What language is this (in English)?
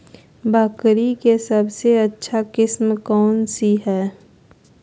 Magahi